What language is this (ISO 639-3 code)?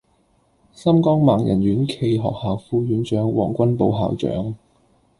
yue